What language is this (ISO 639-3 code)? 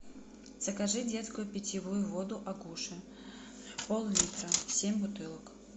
rus